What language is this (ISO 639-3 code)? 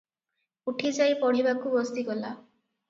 ori